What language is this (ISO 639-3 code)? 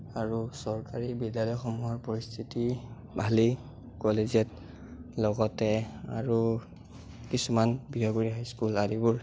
asm